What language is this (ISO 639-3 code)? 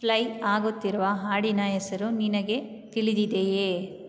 kan